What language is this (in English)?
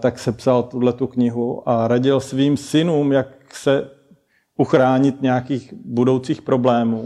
Czech